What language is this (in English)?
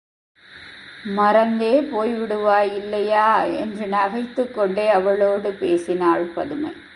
Tamil